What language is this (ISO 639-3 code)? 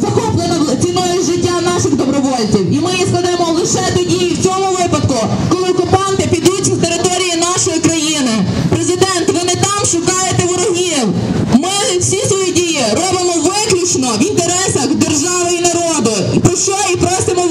ron